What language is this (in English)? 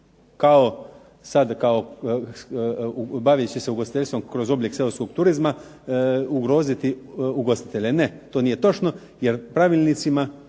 Croatian